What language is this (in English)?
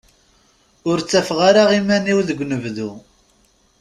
Kabyle